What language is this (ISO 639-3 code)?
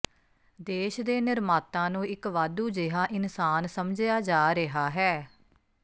pan